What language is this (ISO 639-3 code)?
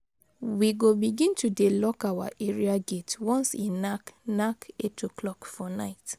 pcm